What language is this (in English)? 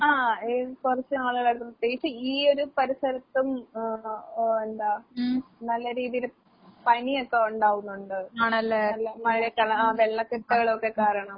Malayalam